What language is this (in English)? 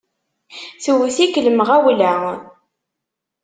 Kabyle